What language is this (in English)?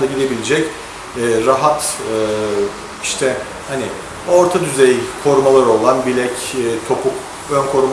Turkish